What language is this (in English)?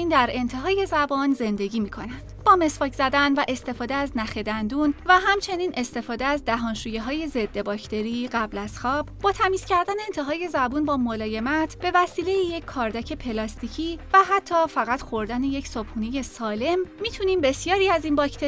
Persian